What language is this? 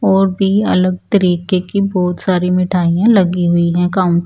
Hindi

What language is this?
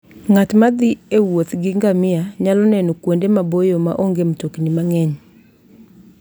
Luo (Kenya and Tanzania)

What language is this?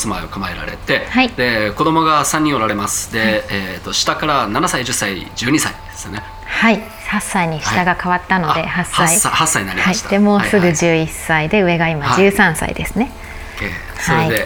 Japanese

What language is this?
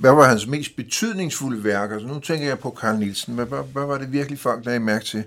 Danish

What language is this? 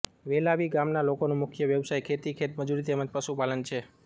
Gujarati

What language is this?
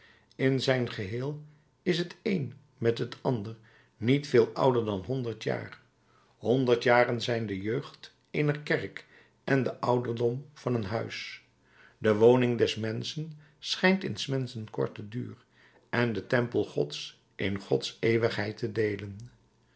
Dutch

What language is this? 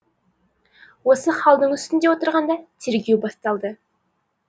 Kazakh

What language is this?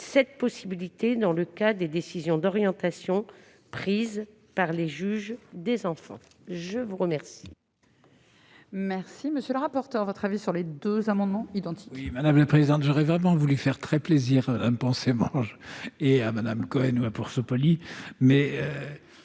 French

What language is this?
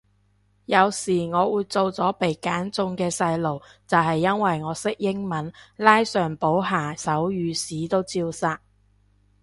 Cantonese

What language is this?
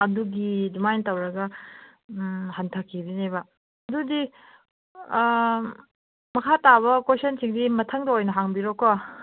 Manipuri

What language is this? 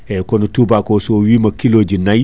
Fula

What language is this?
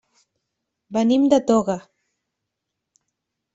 Catalan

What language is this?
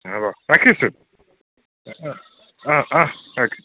Assamese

